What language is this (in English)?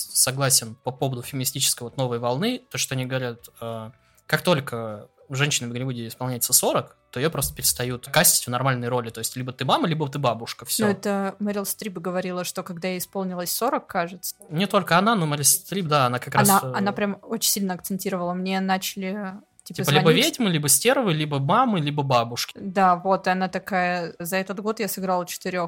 Russian